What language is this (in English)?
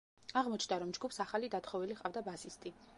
Georgian